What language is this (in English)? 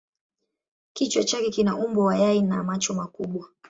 Swahili